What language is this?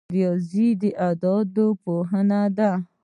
Pashto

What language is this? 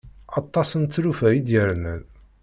Kabyle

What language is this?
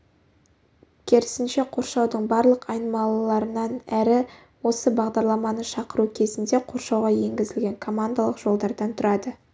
Kazakh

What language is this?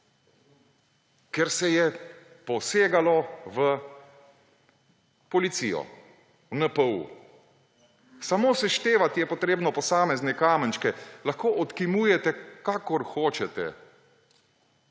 Slovenian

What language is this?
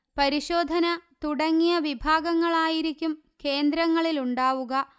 Malayalam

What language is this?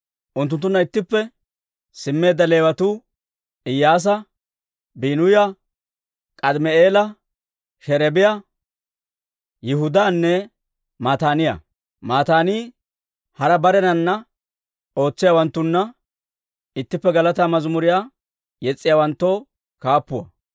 Dawro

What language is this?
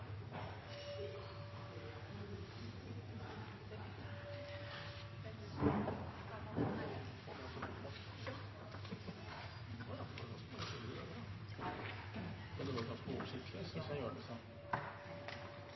Norwegian Bokmål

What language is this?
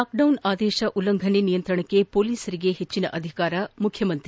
Kannada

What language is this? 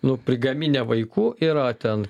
Lithuanian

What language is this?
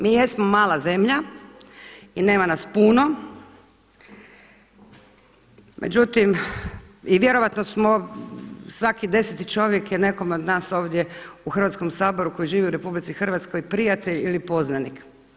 Croatian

